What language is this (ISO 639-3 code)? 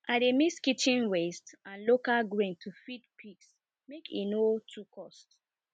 pcm